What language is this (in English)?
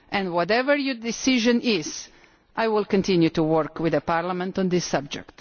English